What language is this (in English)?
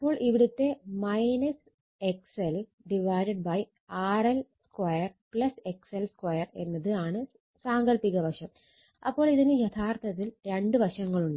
Malayalam